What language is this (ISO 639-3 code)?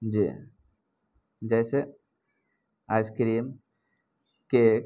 urd